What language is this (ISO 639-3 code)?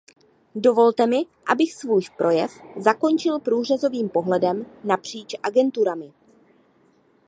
ces